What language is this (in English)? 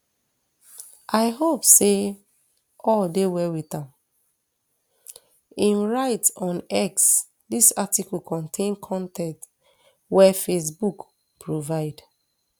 Nigerian Pidgin